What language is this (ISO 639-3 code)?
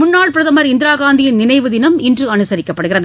tam